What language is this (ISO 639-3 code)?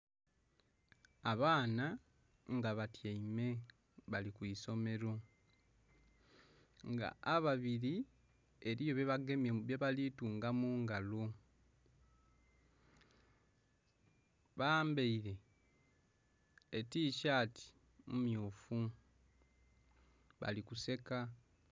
xog